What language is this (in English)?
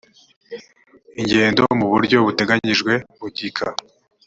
Kinyarwanda